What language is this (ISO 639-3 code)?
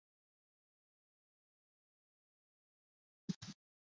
zho